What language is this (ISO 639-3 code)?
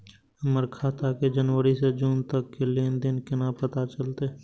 mai